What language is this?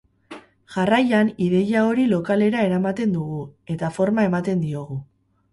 Basque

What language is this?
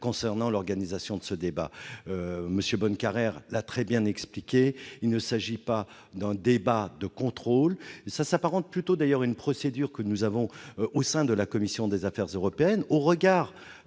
French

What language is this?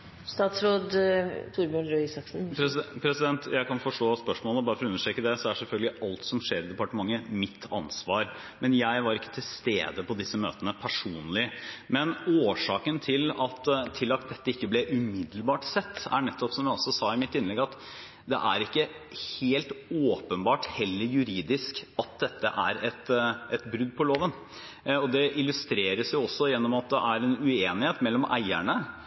Norwegian Bokmål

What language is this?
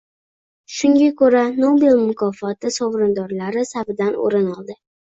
Uzbek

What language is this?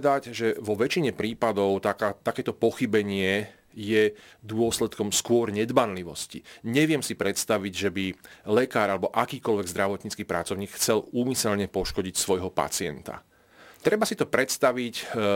Slovak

